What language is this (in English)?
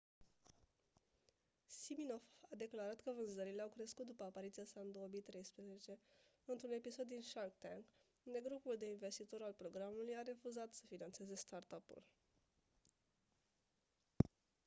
Romanian